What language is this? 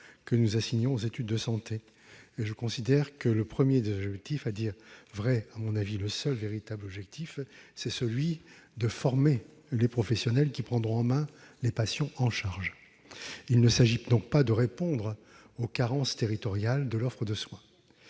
French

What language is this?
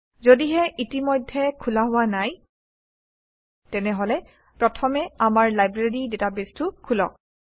Assamese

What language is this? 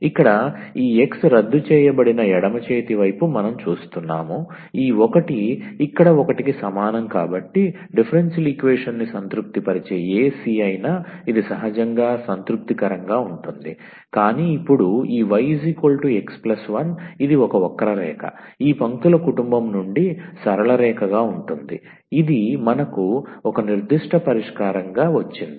Telugu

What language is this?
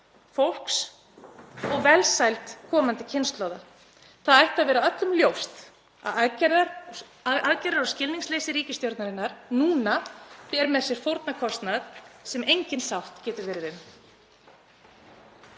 Icelandic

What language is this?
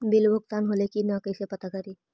Magahi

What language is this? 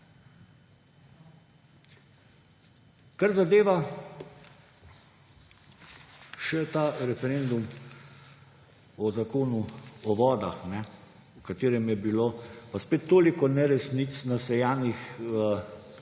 Slovenian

